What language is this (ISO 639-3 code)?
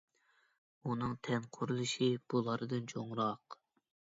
uig